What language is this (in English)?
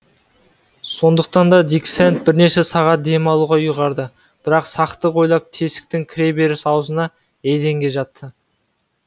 Kazakh